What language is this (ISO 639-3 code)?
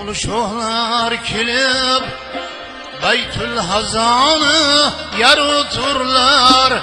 uzb